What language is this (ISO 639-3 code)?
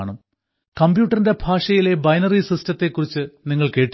mal